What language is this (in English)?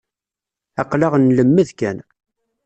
Kabyle